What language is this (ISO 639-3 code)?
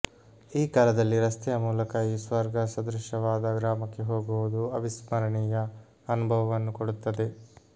kan